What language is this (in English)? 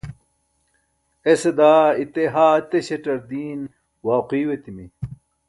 Burushaski